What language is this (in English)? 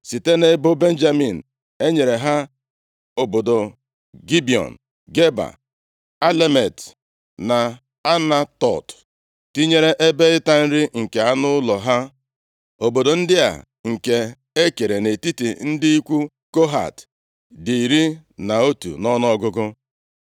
Igbo